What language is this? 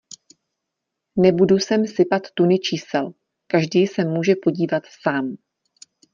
Czech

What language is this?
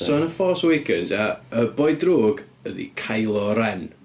Welsh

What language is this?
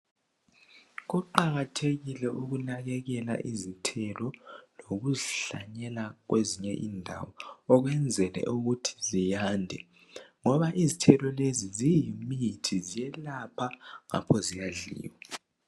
North Ndebele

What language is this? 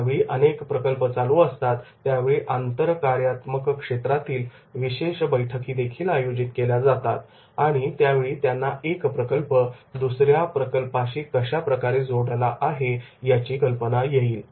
Marathi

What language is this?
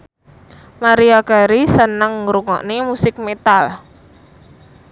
Javanese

